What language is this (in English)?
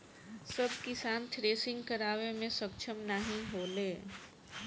Bhojpuri